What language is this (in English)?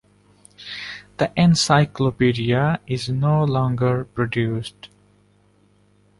English